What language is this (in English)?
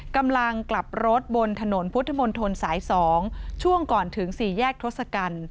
Thai